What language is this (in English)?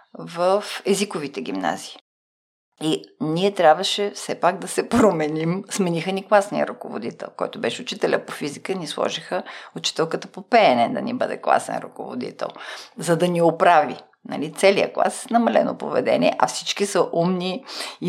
Bulgarian